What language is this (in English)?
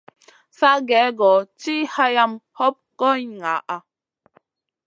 Masana